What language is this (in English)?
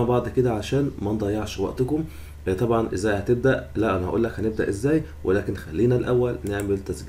Arabic